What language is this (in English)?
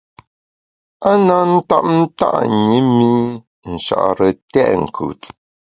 Bamun